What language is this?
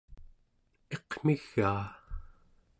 Central Yupik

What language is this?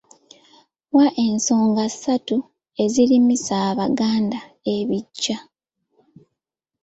Ganda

